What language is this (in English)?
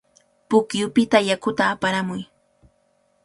Cajatambo North Lima Quechua